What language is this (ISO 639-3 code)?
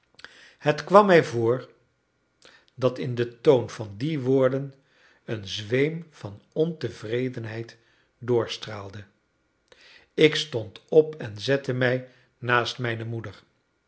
nld